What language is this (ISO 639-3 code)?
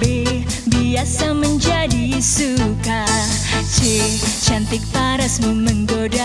ind